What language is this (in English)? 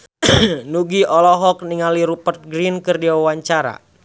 Sundanese